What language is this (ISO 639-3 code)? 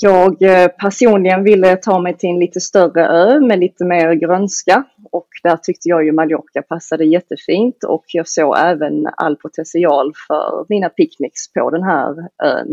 swe